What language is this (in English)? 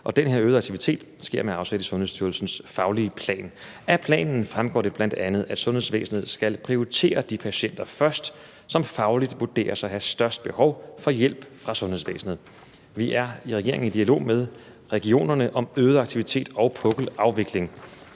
Danish